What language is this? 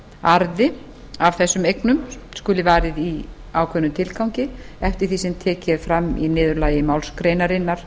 Icelandic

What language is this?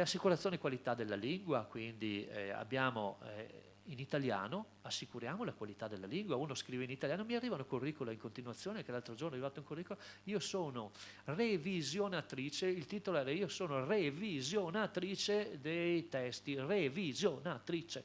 Italian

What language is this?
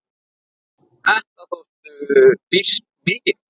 Icelandic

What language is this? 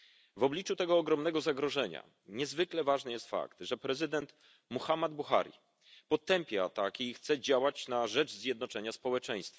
Polish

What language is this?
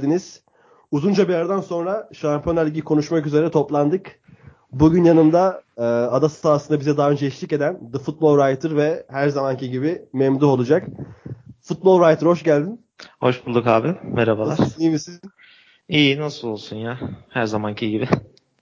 Turkish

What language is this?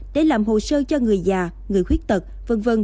Vietnamese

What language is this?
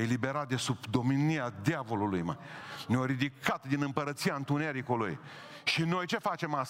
Romanian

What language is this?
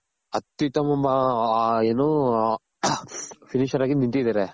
Kannada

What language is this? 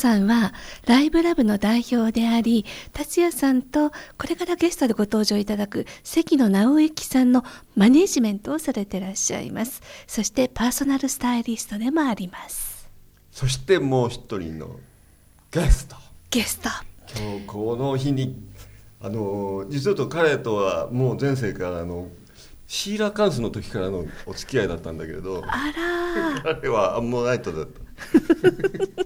Japanese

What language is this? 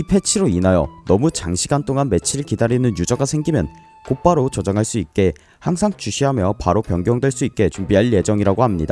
Korean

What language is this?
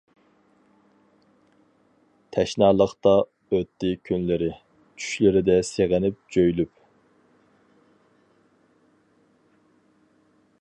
Uyghur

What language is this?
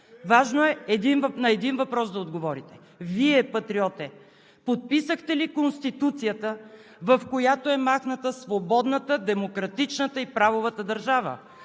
Bulgarian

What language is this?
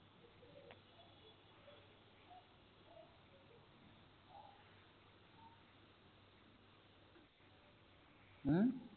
Punjabi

